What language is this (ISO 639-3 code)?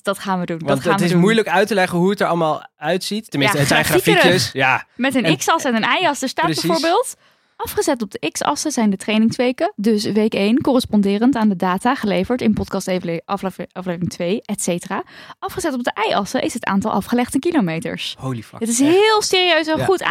nld